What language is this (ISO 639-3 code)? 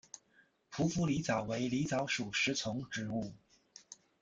zho